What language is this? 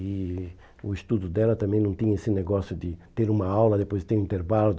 Portuguese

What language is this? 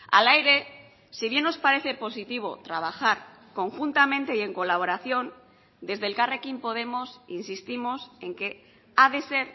Spanish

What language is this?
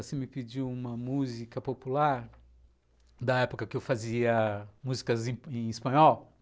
Portuguese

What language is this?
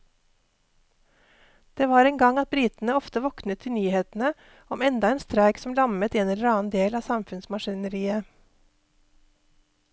Norwegian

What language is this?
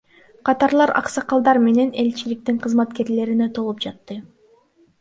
Kyrgyz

